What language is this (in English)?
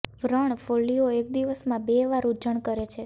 Gujarati